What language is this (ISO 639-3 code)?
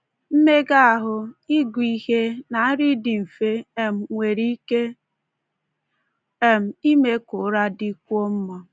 ibo